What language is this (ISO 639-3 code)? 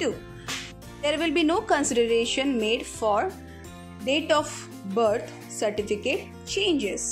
eng